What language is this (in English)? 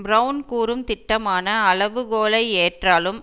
Tamil